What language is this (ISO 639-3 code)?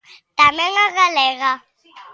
glg